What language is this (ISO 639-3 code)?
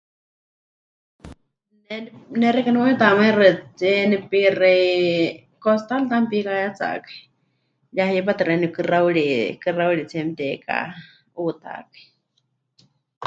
hch